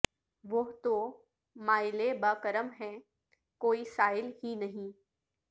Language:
Urdu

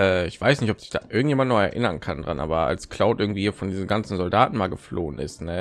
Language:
German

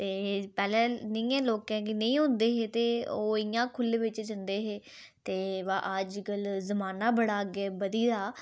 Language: Dogri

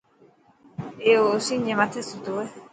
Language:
Dhatki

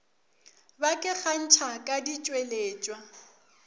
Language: Northern Sotho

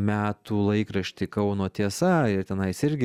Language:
Lithuanian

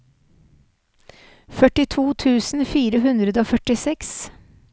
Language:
Norwegian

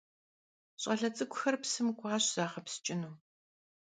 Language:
Kabardian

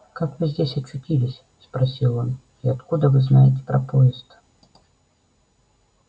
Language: Russian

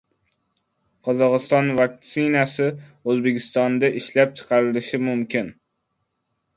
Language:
Uzbek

